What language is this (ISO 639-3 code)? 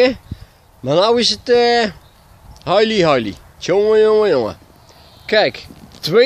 nld